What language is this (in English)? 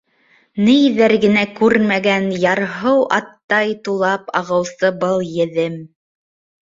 Bashkir